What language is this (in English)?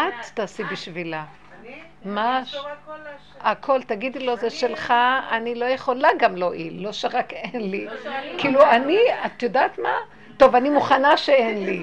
Hebrew